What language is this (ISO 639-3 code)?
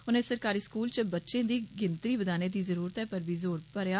doi